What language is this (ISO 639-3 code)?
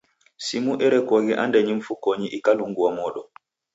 dav